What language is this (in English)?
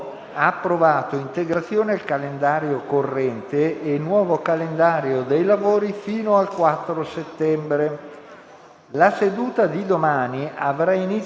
Italian